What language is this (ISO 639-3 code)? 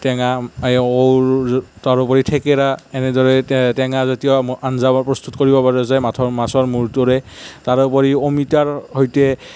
asm